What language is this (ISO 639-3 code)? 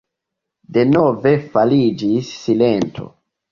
epo